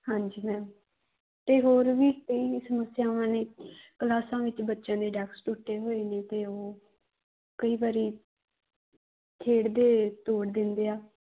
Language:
Punjabi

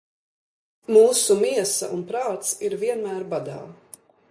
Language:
Latvian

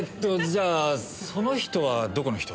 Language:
Japanese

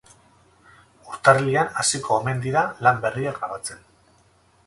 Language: Basque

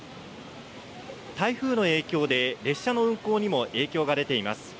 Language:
Japanese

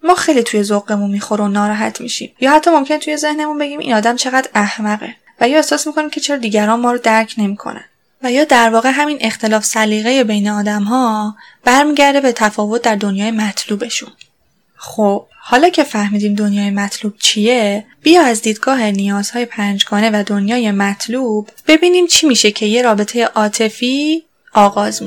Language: Persian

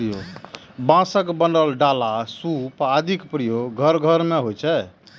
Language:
Maithili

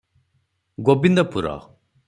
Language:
Odia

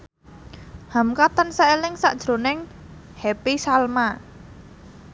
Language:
Javanese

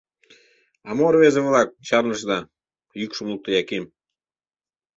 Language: Mari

